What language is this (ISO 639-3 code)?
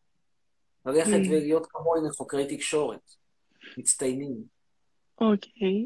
heb